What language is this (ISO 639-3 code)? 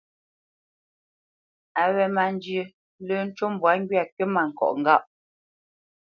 bce